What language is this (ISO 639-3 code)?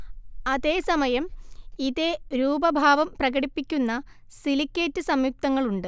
mal